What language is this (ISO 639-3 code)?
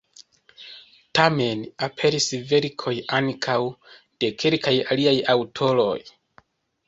epo